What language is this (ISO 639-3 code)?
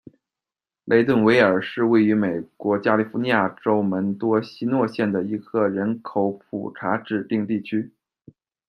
zho